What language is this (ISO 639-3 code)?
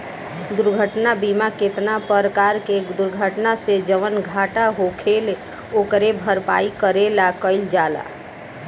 bho